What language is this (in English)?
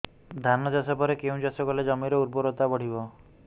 Odia